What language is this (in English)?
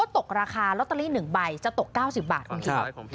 Thai